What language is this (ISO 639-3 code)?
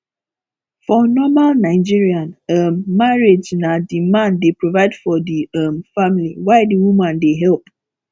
pcm